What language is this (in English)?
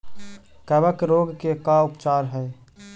Magahi